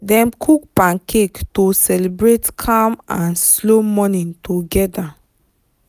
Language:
Nigerian Pidgin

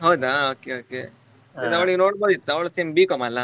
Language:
Kannada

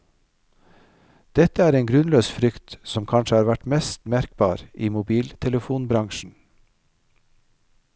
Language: Norwegian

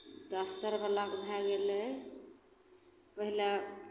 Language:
Maithili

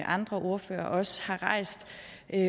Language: Danish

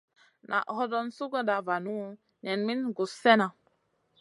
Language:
Masana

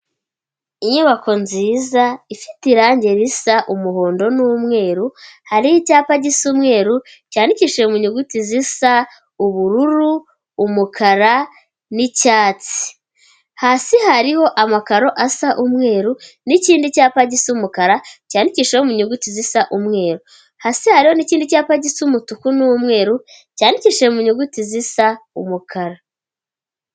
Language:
Kinyarwanda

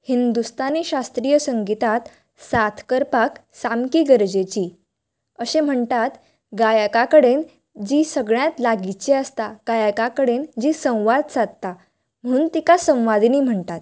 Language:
Konkani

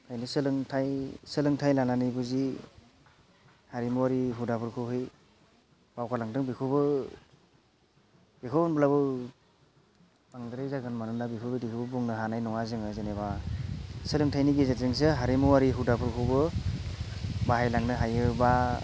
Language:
Bodo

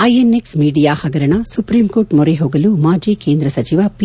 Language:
Kannada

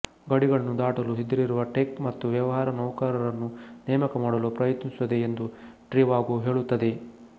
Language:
Kannada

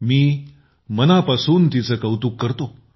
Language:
Marathi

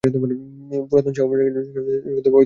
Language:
Bangla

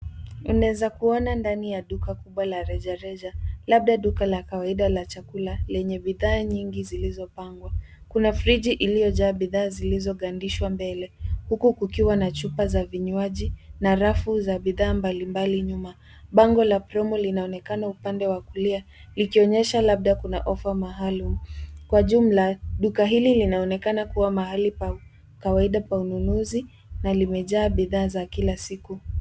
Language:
Swahili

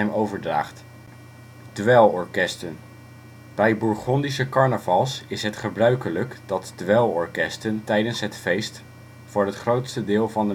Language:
Dutch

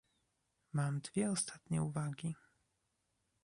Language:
Polish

